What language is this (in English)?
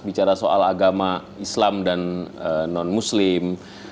Indonesian